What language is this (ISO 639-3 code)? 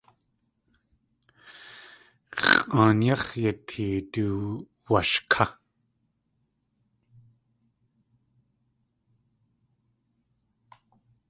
tli